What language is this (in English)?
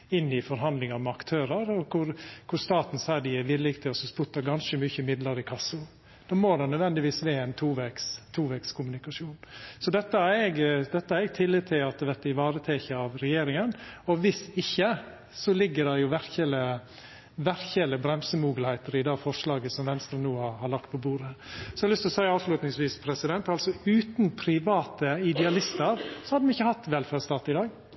Norwegian Nynorsk